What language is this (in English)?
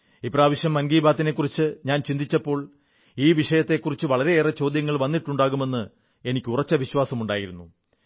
Malayalam